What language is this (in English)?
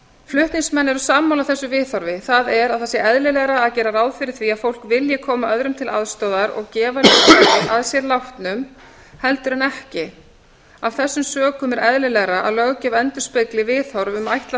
Icelandic